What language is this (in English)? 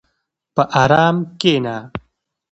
Pashto